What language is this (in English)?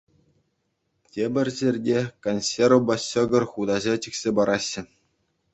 Chuvash